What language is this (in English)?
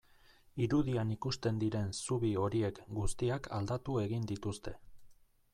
Basque